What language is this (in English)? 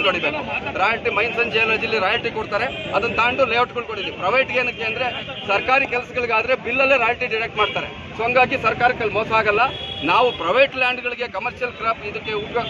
Arabic